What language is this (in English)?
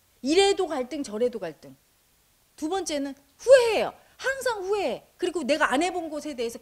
Korean